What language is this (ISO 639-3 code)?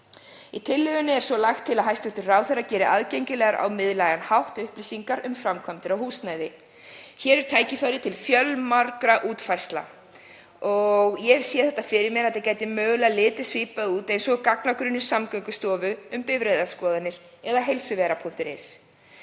isl